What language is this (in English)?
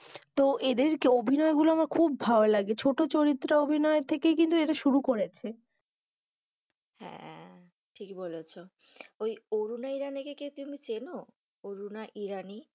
Bangla